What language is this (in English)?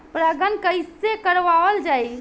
Bhojpuri